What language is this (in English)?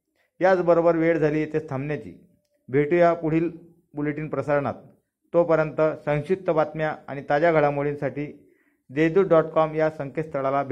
Marathi